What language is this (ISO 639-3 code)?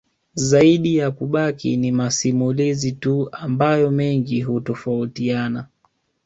swa